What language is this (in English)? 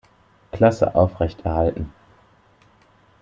German